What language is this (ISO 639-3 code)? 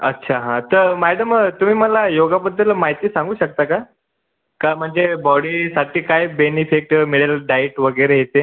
mar